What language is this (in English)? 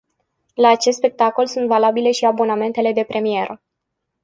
Romanian